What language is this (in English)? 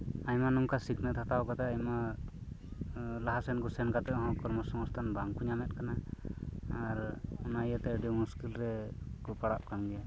Santali